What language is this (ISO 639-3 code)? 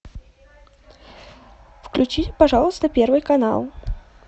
rus